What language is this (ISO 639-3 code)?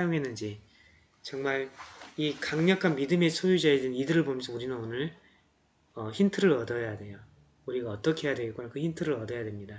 kor